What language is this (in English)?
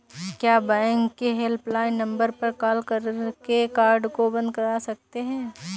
Hindi